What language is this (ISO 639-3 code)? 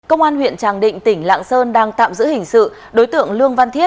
vie